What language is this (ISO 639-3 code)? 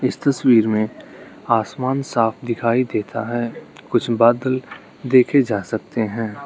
hin